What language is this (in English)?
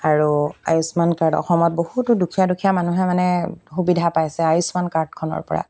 Assamese